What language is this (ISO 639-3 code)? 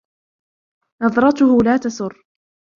ara